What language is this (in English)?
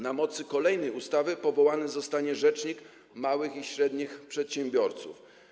Polish